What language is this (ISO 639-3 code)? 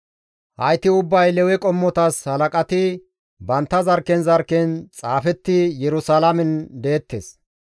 gmv